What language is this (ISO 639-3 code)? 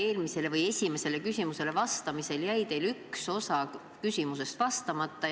est